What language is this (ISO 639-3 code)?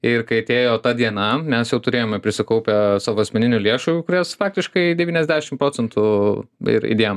lit